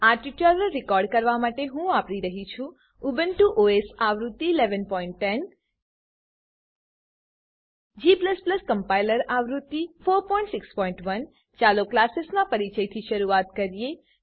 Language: Gujarati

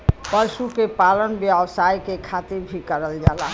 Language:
Bhojpuri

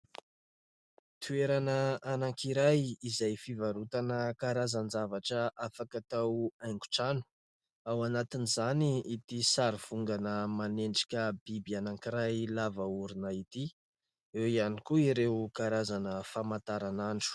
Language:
Malagasy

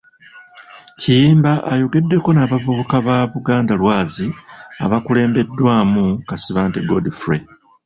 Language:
Ganda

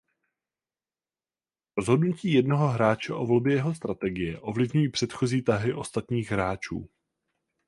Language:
Czech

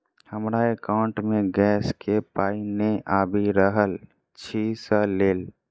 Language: Maithili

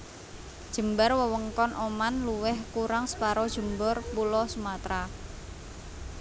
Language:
Javanese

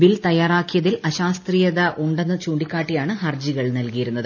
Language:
Malayalam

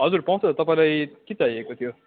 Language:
Nepali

